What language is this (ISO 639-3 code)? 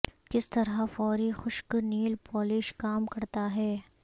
urd